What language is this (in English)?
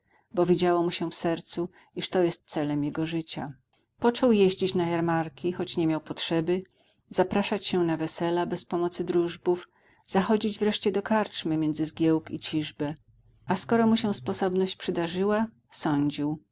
Polish